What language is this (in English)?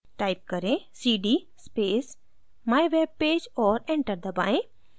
Hindi